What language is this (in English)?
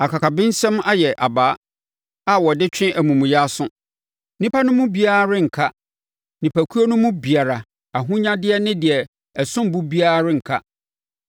Akan